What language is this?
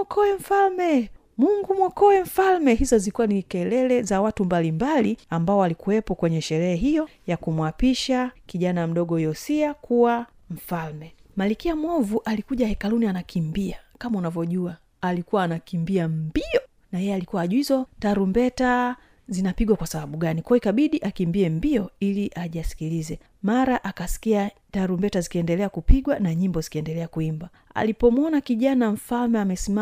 Swahili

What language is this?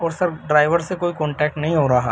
Urdu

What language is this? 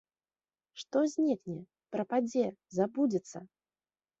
Belarusian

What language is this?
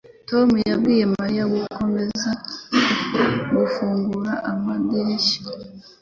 Kinyarwanda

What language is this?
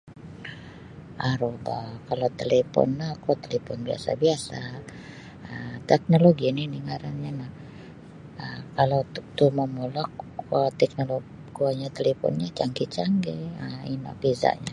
Sabah Bisaya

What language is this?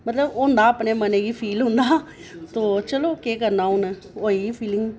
Dogri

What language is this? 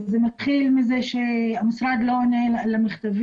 Hebrew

